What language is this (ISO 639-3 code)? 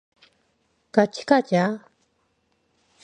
kor